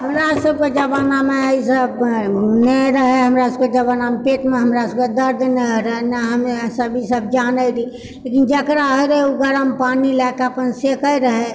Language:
Maithili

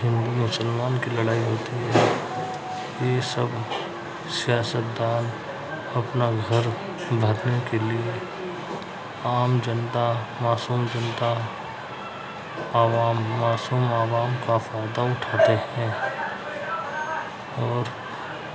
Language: Urdu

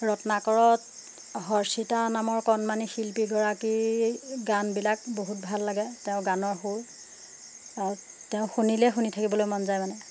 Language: Assamese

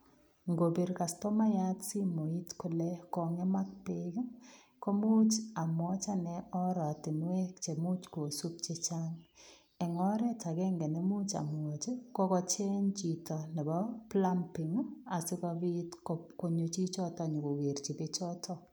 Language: Kalenjin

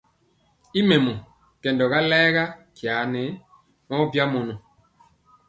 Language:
Mpiemo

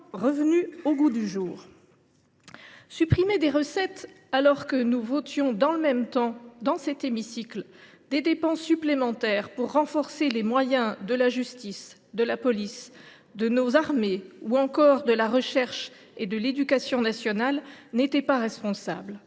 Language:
French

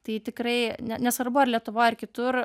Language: Lithuanian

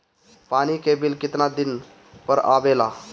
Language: Bhojpuri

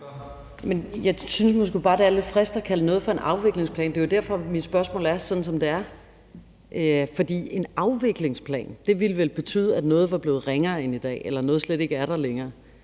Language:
Danish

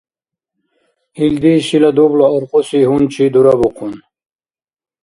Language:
Dargwa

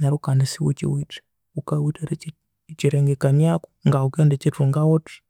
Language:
Konzo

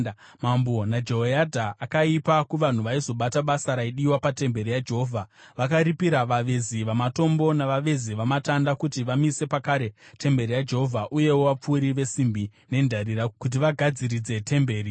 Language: Shona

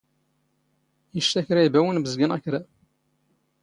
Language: Standard Moroccan Tamazight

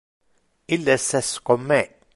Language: Interlingua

